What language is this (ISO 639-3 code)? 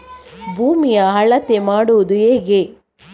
kan